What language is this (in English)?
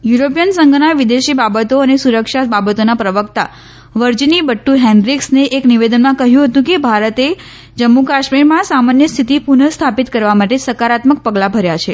Gujarati